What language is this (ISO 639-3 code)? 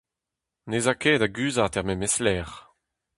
bre